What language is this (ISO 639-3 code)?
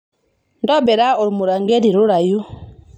mas